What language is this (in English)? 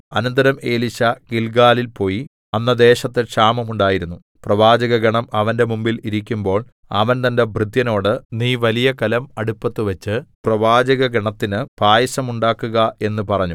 Malayalam